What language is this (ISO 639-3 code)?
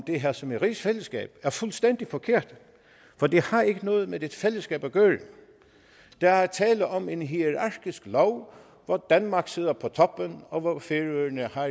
dan